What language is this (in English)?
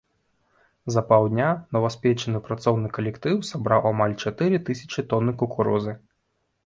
Belarusian